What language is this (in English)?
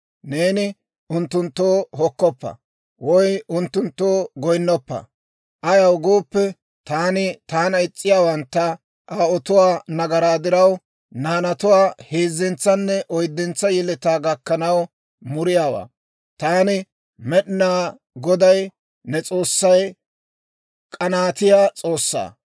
Dawro